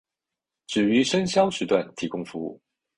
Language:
Chinese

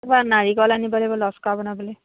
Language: Assamese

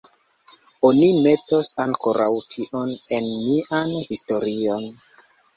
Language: Esperanto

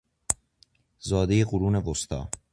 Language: Persian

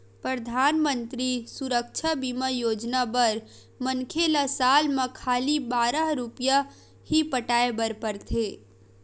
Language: Chhattisgarhi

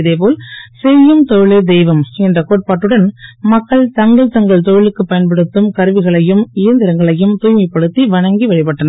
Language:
Tamil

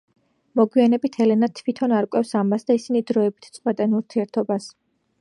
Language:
Georgian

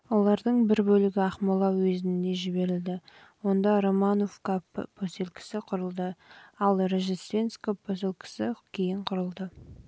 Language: Kazakh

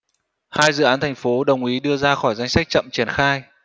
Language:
Vietnamese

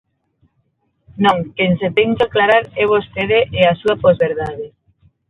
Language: Galician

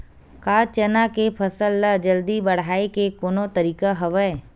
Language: Chhattisgarhi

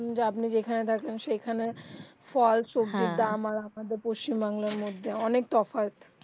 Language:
Bangla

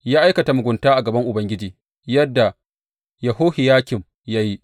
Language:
Hausa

